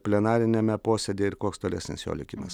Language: Lithuanian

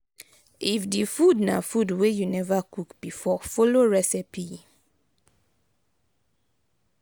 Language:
Nigerian Pidgin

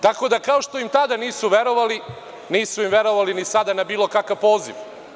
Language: Serbian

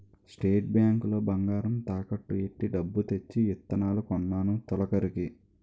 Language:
Telugu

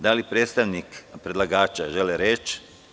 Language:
Serbian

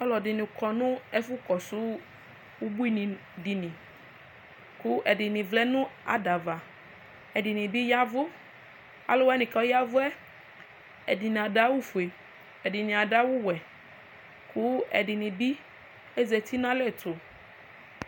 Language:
Ikposo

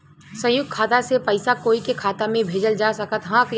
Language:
Bhojpuri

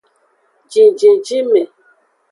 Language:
Aja (Benin)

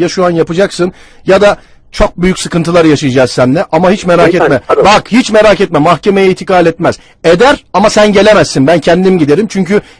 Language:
Turkish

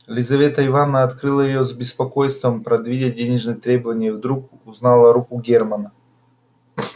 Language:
Russian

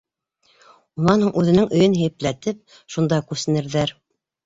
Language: Bashkir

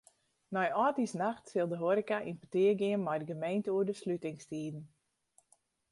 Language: Western Frisian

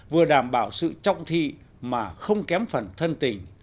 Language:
Vietnamese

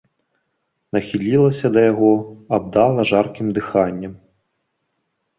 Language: Belarusian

